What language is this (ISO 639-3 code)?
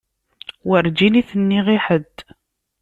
kab